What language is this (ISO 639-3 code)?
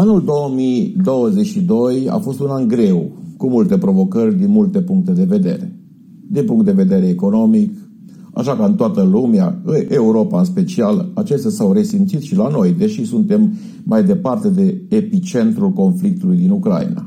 ron